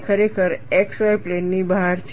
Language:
Gujarati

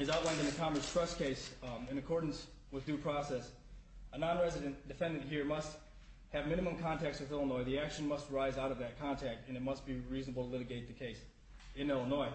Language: English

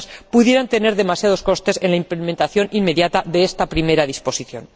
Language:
Spanish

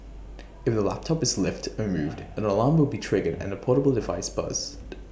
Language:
English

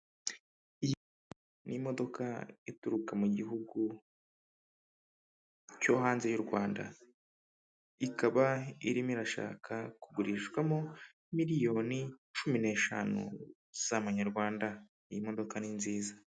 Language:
Kinyarwanda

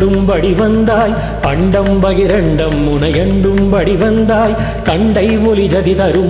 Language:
Arabic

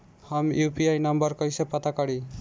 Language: Bhojpuri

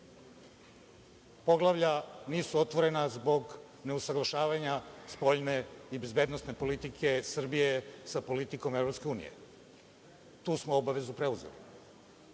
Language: Serbian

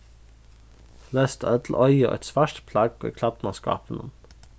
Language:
Faroese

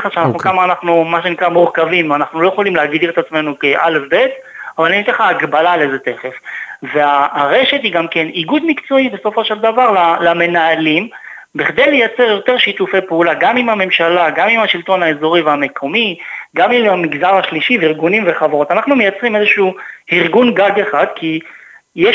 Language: Hebrew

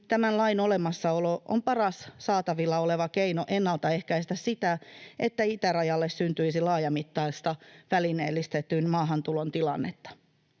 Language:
Finnish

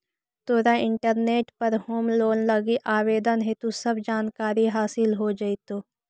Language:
Magahi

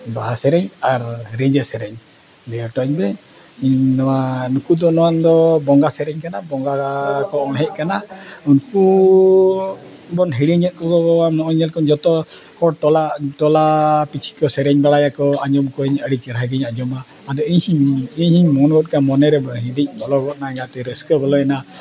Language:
Santali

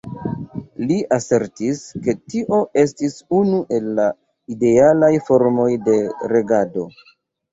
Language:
Esperanto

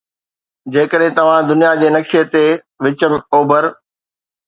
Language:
Sindhi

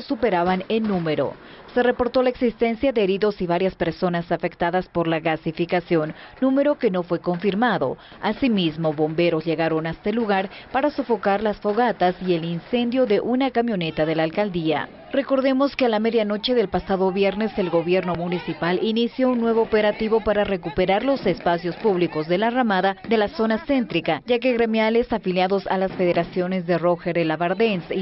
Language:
Spanish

